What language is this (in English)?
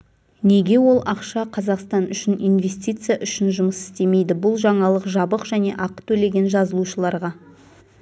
Kazakh